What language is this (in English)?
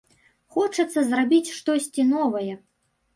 Belarusian